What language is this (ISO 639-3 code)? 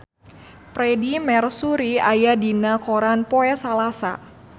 sun